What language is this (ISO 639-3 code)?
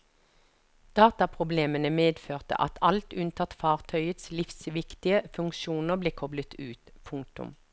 nor